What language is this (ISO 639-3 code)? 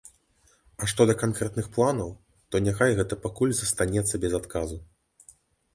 bel